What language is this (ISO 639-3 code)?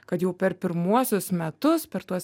lit